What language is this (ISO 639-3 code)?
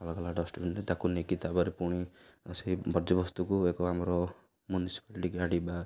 ori